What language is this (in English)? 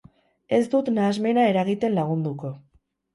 Basque